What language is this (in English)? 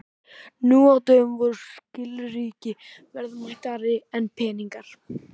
Icelandic